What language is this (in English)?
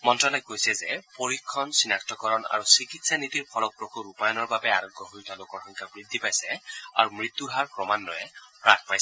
Assamese